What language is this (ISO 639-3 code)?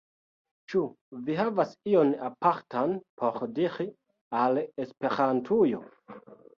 epo